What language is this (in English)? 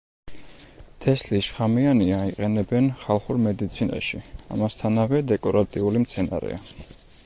Georgian